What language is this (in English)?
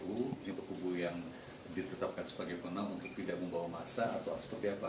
Indonesian